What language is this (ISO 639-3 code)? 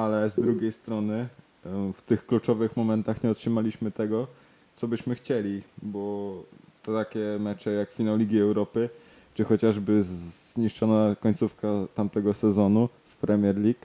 pol